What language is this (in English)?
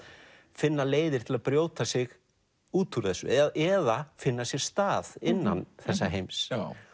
Icelandic